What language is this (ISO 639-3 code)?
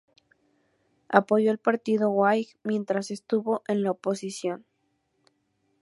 spa